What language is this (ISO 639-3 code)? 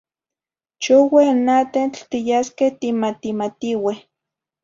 nhi